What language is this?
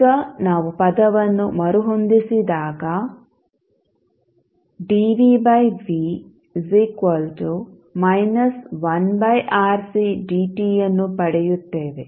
Kannada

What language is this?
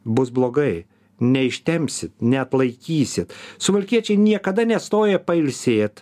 Lithuanian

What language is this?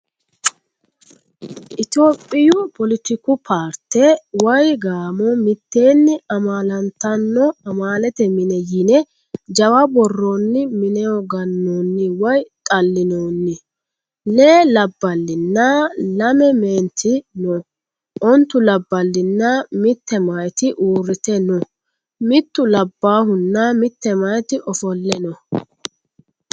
Sidamo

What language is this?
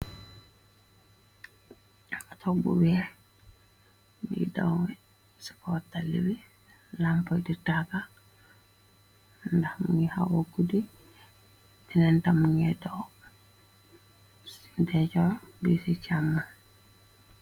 Wolof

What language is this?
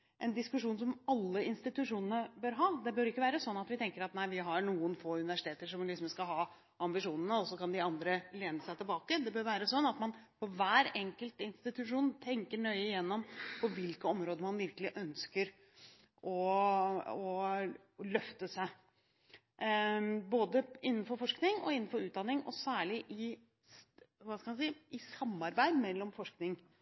Norwegian Bokmål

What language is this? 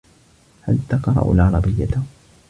Arabic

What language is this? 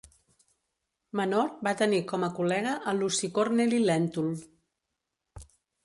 Catalan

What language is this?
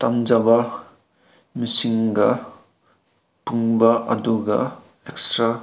Manipuri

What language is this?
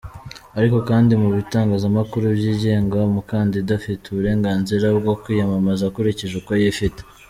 Kinyarwanda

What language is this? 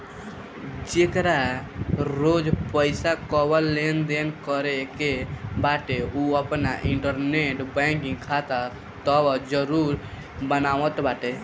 Bhojpuri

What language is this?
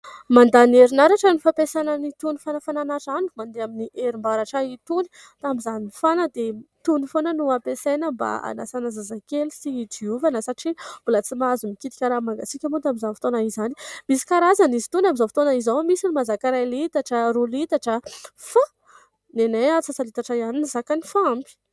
Malagasy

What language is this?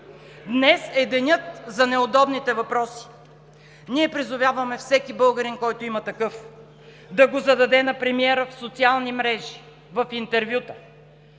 Bulgarian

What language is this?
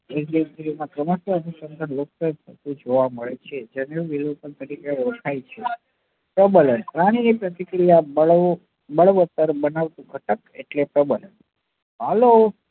Gujarati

